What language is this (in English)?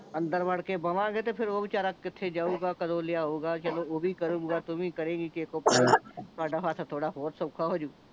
Punjabi